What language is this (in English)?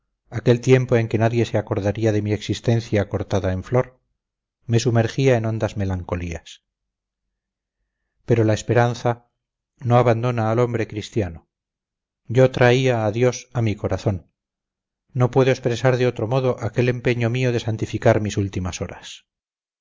Spanish